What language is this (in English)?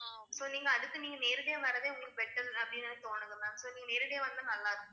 Tamil